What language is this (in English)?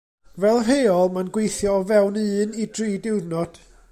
Welsh